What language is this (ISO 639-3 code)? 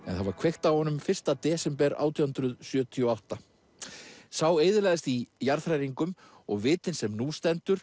isl